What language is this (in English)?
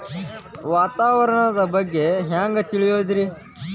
Kannada